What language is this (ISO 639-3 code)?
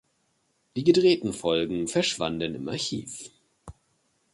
deu